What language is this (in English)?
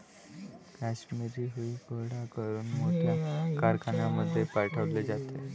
Marathi